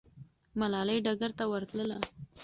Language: Pashto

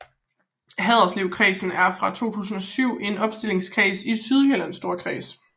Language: Danish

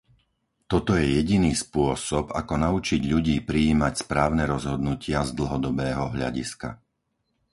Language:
Slovak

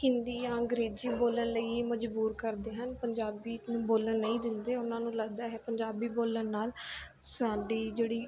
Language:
Punjabi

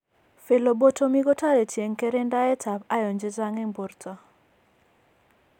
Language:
Kalenjin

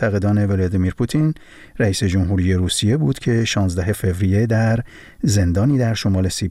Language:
Persian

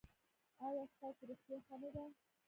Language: Pashto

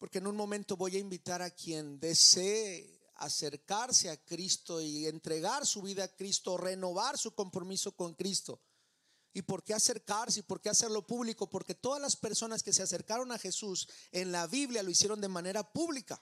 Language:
Spanish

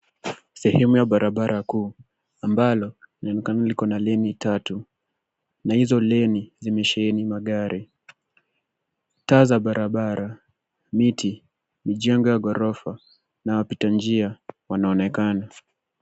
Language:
Swahili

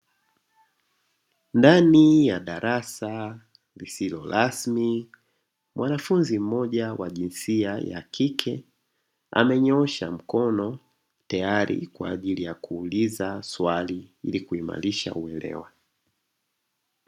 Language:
Swahili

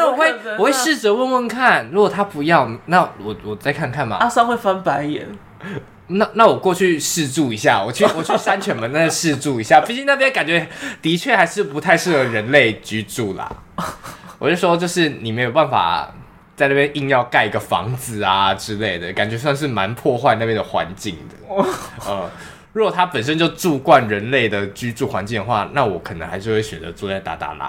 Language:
Chinese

